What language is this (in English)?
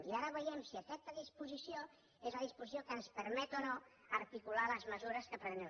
Catalan